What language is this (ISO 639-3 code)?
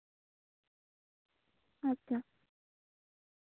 sat